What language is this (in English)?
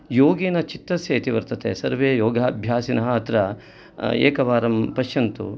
Sanskrit